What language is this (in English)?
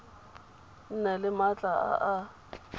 Tswana